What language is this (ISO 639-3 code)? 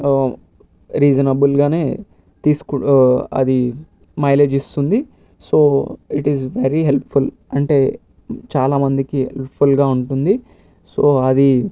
tel